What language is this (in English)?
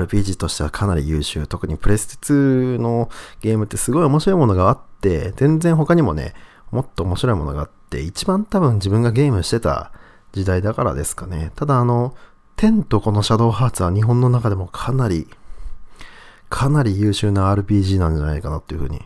Japanese